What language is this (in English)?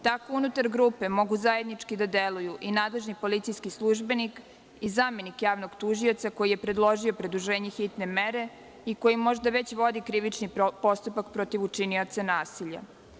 Serbian